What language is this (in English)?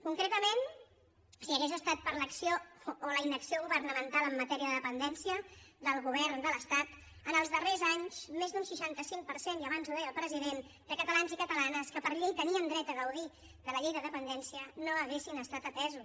Catalan